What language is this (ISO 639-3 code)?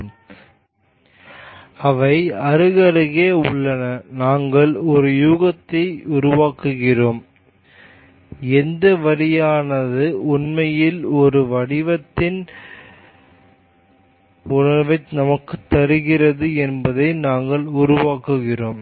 tam